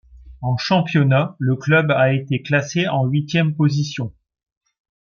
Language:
French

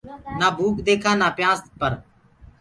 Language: Gurgula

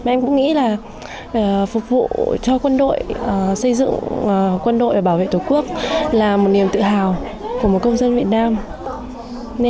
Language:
Vietnamese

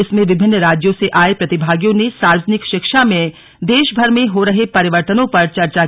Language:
Hindi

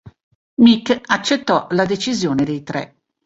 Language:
Italian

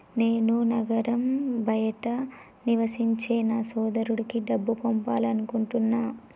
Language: Telugu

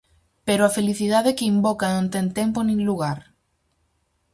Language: Galician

